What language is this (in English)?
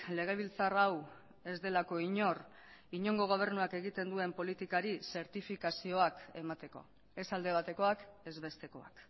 Basque